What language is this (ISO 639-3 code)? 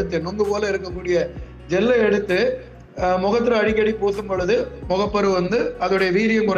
tam